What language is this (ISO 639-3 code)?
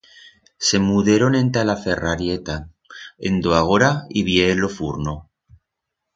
arg